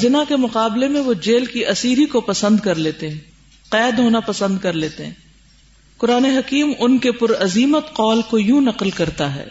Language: Urdu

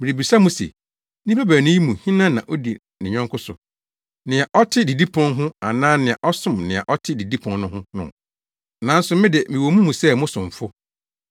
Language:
Akan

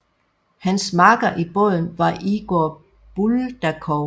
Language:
Danish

